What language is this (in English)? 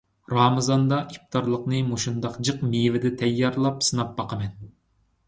Uyghur